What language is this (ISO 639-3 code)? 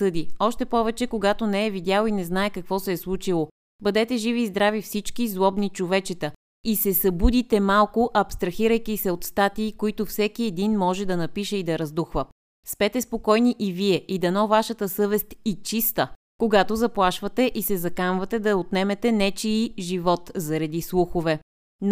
bul